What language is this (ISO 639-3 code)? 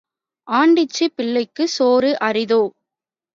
tam